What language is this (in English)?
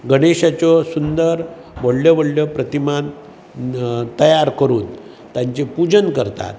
Konkani